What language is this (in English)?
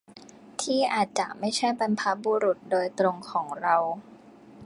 Thai